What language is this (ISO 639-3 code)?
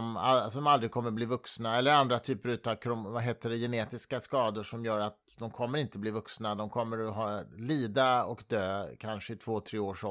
swe